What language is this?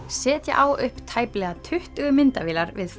Icelandic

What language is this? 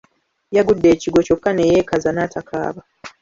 Ganda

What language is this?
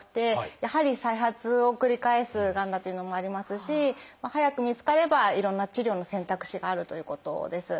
Japanese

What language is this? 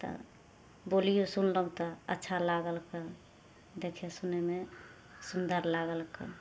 Maithili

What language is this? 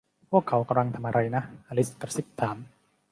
Thai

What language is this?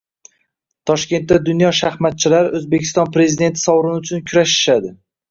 Uzbek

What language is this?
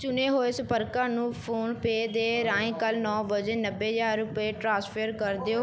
Punjabi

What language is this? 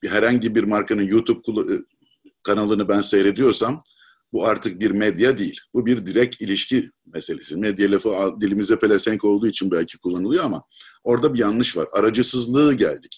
Turkish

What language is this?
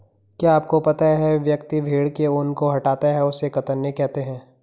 Hindi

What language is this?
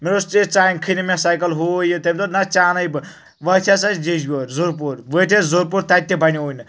Kashmiri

